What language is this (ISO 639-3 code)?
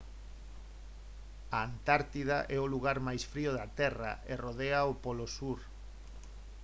glg